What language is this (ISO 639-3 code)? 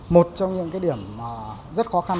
vie